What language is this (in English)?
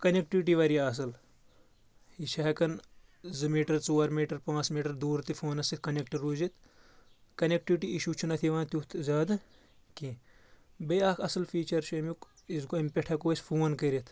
Kashmiri